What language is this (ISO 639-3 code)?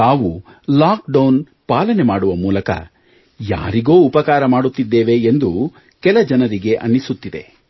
kan